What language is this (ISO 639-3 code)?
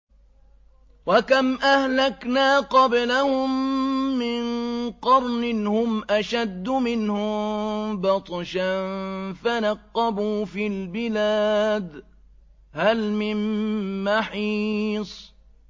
ara